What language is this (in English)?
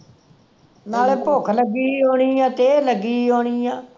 Punjabi